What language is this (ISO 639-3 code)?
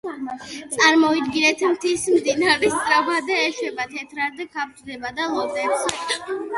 kat